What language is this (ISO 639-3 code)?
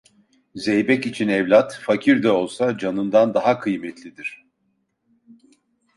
tur